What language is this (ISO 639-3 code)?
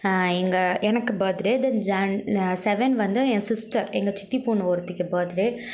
tam